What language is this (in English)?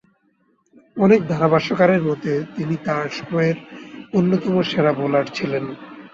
Bangla